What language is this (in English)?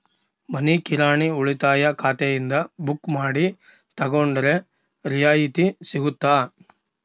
Kannada